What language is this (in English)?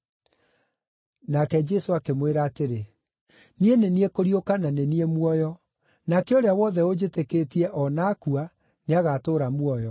Kikuyu